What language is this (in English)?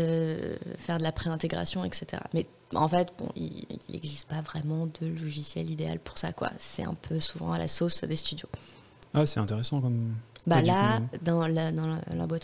French